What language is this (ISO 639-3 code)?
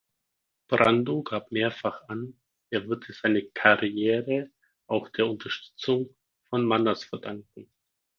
deu